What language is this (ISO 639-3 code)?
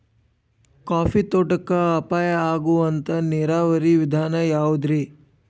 kan